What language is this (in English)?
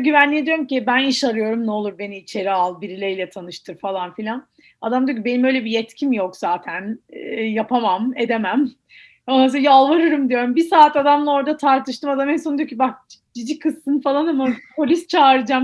Turkish